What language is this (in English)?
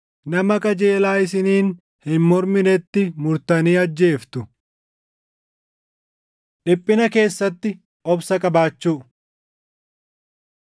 Oromo